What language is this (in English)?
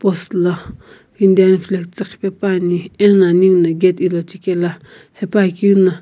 Sumi Naga